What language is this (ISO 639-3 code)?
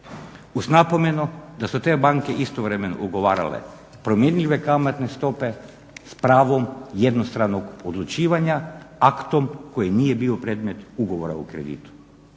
hrv